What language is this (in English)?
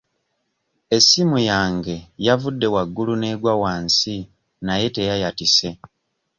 Ganda